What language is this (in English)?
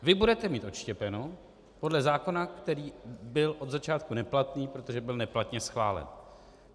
Czech